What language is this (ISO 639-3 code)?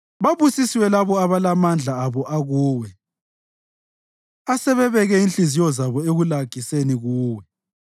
nde